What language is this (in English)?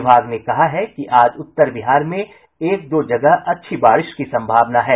Hindi